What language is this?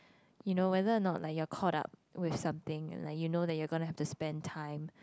English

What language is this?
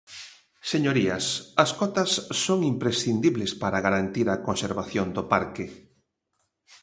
Galician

